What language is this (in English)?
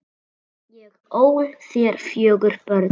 Icelandic